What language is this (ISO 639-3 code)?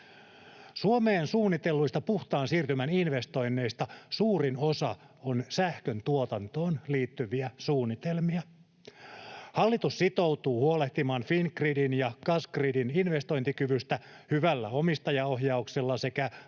fin